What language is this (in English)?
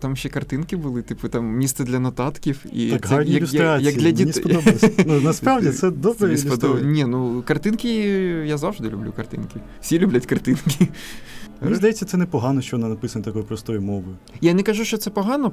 Ukrainian